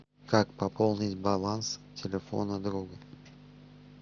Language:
Russian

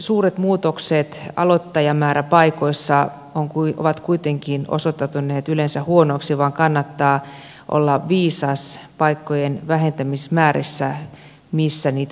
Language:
Finnish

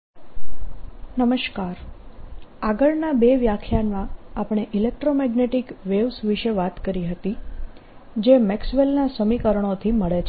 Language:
Gujarati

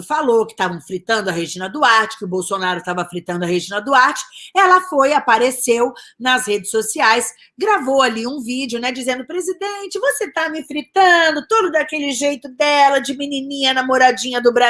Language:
Portuguese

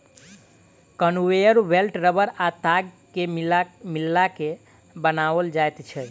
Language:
Maithili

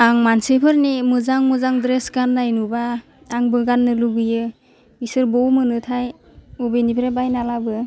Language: Bodo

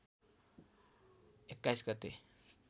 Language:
Nepali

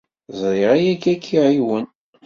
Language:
Kabyle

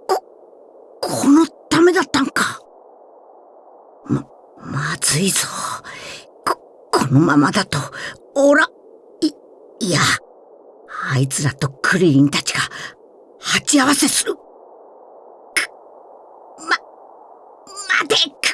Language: Japanese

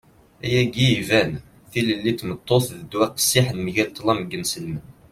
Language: Kabyle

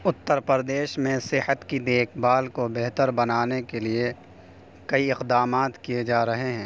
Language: Urdu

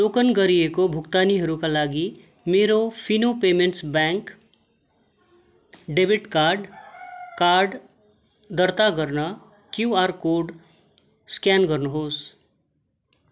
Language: Nepali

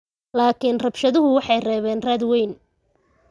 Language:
Somali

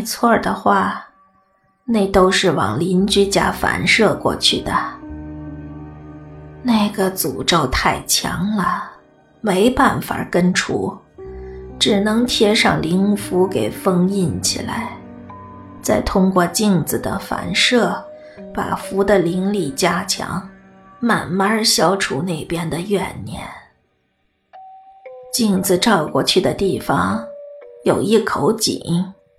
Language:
Chinese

